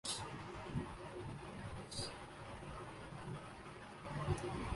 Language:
Urdu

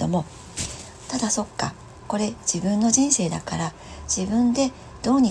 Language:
Japanese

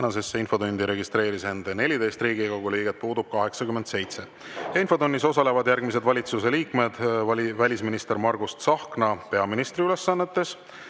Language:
Estonian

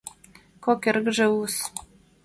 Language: Mari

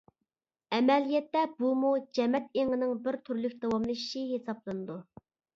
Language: Uyghur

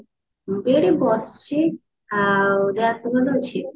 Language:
Odia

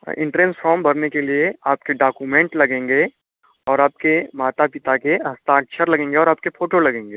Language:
Hindi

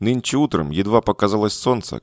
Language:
Russian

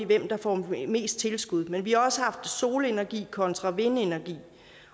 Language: Danish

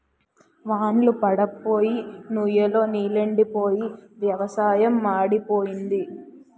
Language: Telugu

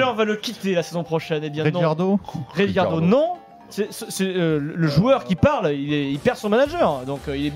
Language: French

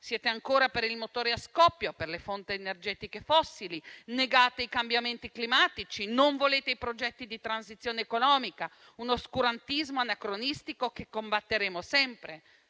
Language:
Italian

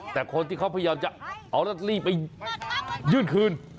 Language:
Thai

